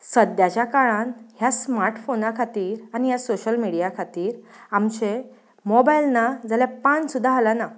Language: Konkani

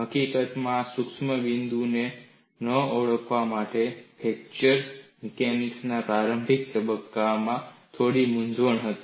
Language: Gujarati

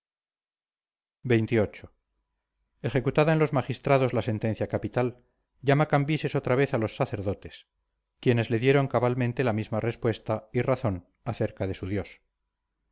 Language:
Spanish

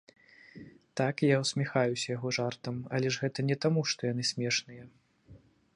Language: Belarusian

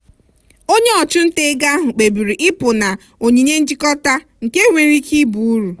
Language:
Igbo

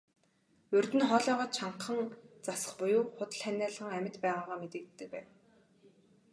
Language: Mongolian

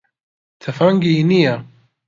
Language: Central Kurdish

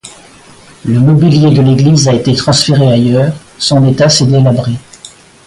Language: French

